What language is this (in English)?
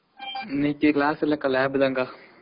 Tamil